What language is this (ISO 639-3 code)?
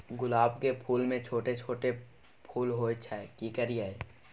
mai